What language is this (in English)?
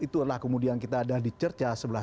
Indonesian